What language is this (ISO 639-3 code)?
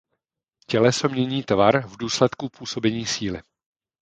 ces